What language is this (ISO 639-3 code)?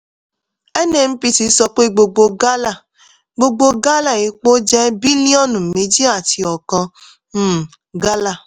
yor